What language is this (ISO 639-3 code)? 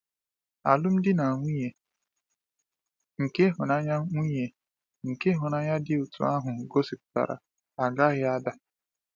ibo